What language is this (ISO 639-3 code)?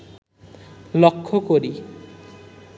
ben